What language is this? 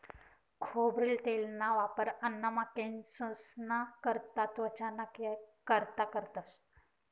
Marathi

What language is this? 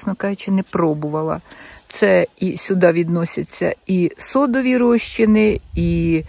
Ukrainian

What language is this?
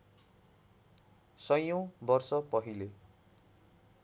Nepali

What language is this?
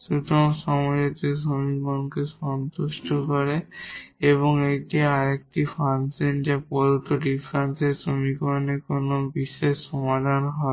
Bangla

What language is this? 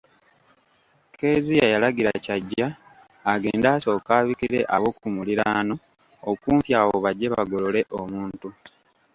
Ganda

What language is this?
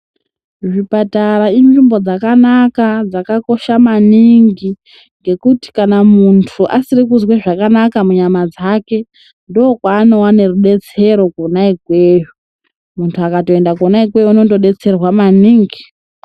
Ndau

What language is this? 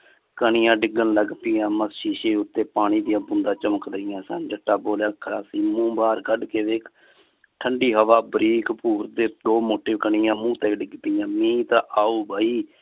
Punjabi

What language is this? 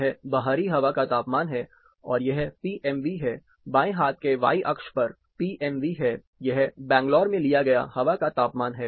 Hindi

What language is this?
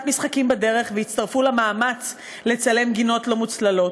Hebrew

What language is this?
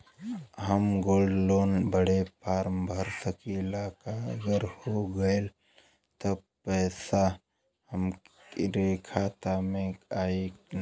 Bhojpuri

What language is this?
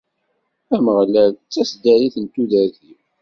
Kabyle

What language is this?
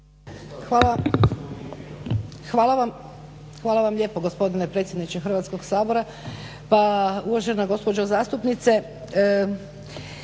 Croatian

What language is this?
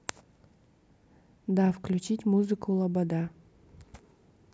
Russian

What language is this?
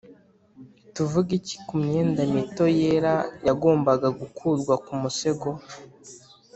Kinyarwanda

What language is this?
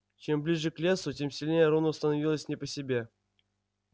Russian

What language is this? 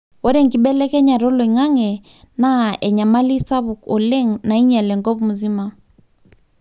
Masai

